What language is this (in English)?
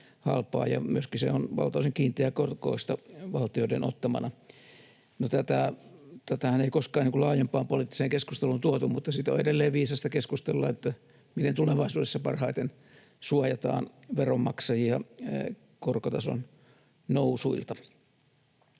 Finnish